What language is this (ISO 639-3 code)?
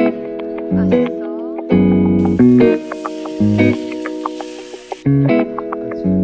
kor